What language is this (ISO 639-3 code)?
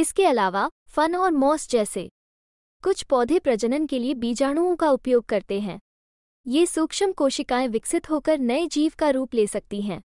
hin